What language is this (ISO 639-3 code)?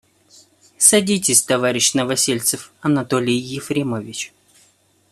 rus